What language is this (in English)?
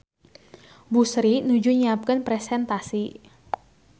Sundanese